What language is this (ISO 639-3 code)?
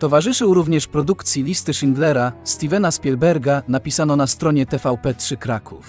pol